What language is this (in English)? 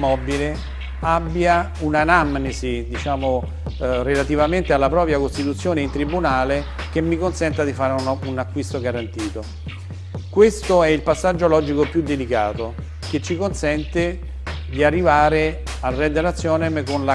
Italian